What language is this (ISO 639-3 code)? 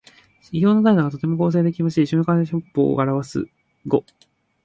jpn